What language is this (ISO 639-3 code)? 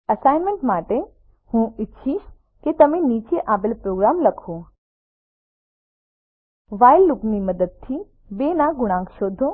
guj